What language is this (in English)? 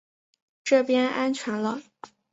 Chinese